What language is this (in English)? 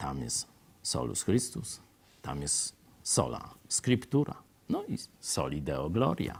Polish